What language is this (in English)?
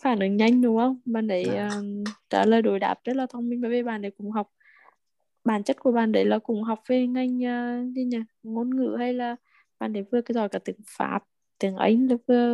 Vietnamese